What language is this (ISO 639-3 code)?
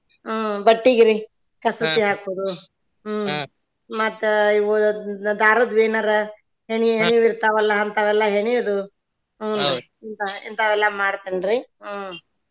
kan